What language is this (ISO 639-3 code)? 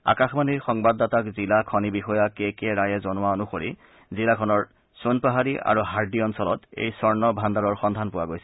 asm